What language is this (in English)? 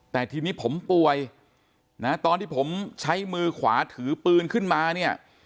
Thai